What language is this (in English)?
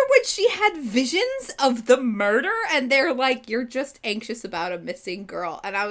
English